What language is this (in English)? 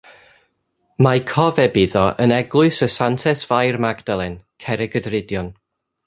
Welsh